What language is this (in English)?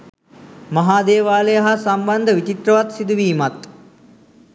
Sinhala